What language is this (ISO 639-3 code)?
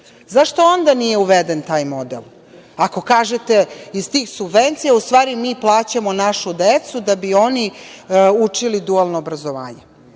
srp